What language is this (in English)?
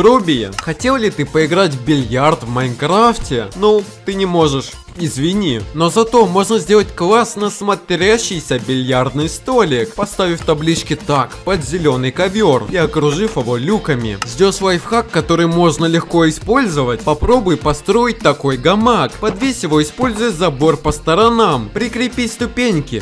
Russian